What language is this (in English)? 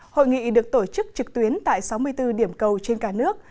Vietnamese